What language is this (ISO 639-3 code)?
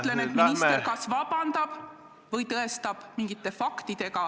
est